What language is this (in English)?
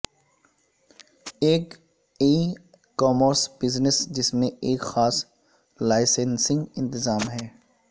Urdu